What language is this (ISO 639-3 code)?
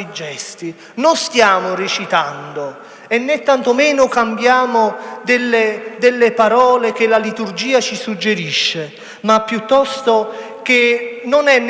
ita